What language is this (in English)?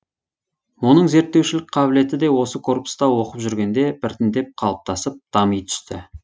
Kazakh